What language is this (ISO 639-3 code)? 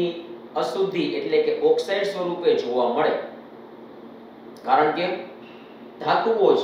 hin